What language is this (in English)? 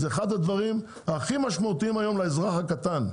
Hebrew